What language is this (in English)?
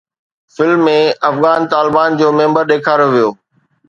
Sindhi